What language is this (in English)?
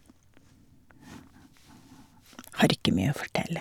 Norwegian